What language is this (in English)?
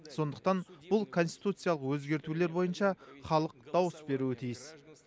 Kazakh